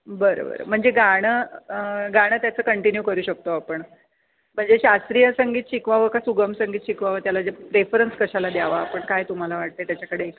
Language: Marathi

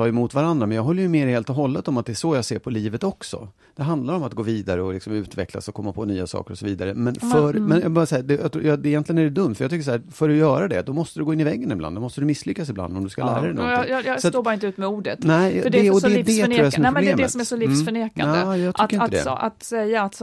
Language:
Swedish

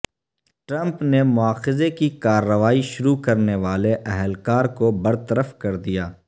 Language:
Urdu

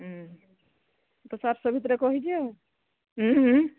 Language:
Odia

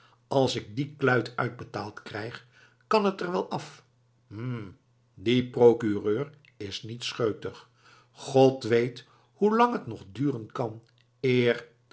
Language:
Dutch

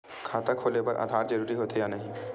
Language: Chhattisgarhi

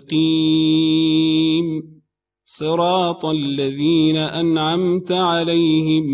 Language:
Arabic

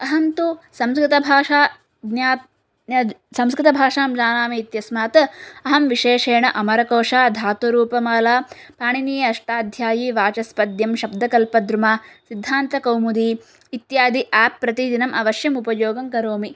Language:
Sanskrit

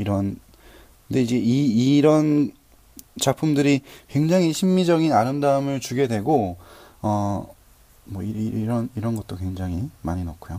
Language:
Korean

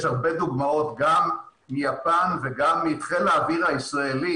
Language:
Hebrew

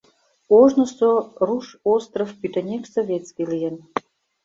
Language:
Mari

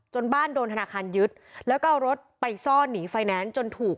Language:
Thai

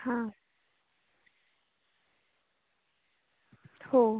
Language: Marathi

